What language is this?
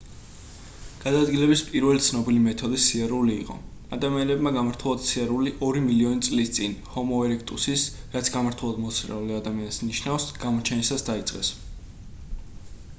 Georgian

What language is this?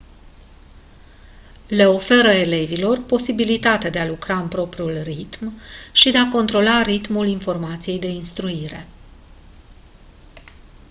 Romanian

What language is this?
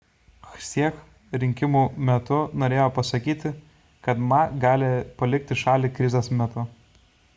Lithuanian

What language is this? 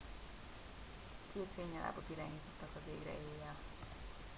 Hungarian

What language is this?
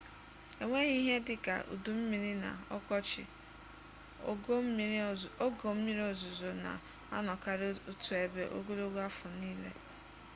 Igbo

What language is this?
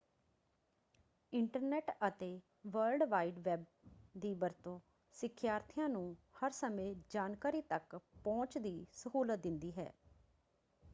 Punjabi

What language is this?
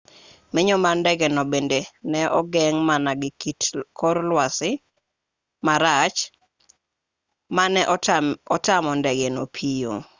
Luo (Kenya and Tanzania)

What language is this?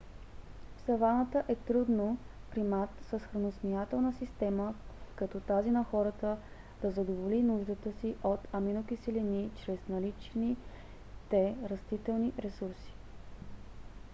Bulgarian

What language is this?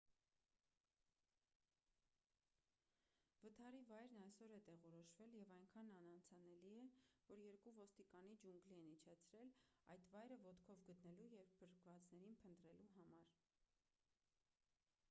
Armenian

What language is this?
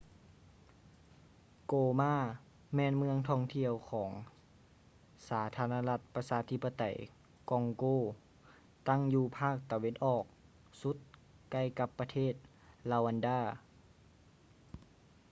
Lao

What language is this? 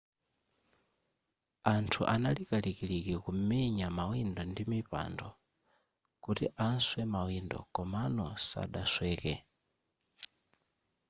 Nyanja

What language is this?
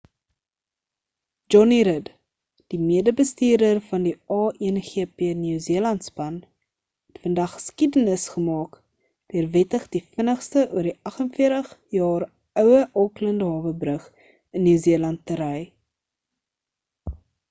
Afrikaans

